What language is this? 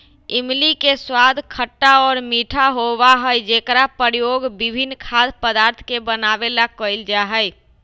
Magahi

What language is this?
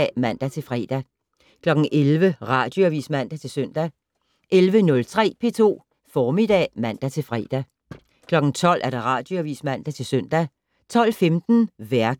Danish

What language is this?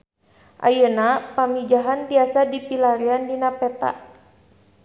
Sundanese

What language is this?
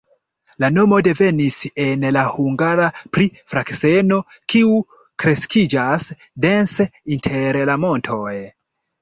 Esperanto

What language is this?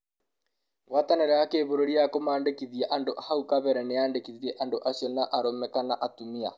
Kikuyu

